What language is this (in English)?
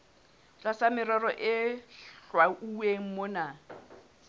Southern Sotho